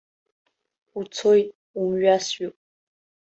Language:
Abkhazian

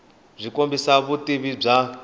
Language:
Tsonga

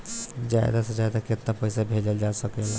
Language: Bhojpuri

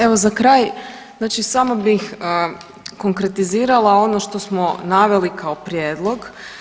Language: Croatian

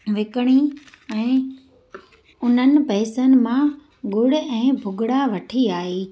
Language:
Sindhi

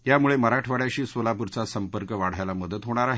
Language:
Marathi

